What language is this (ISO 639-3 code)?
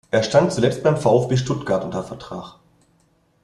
deu